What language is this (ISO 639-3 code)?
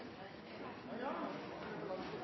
nno